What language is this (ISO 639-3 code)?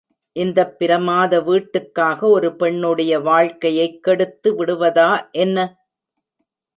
tam